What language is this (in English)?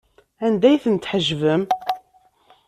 Kabyle